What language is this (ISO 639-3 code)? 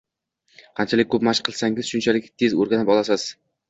uzb